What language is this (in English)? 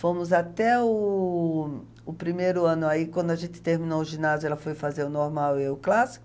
Portuguese